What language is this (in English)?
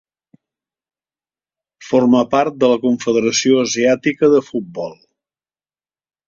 Catalan